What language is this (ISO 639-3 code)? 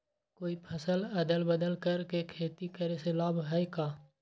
mag